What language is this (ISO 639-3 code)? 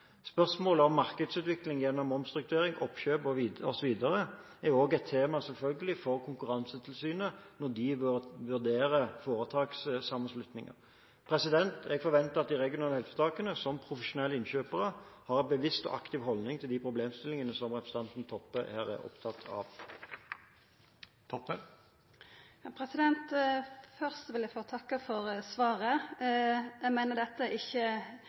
nor